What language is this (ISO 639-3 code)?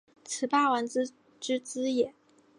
zho